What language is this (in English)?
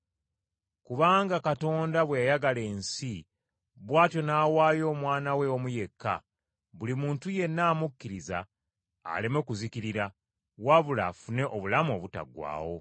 Ganda